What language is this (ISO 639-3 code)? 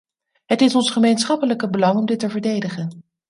nld